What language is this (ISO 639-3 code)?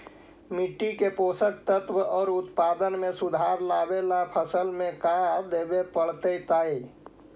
mag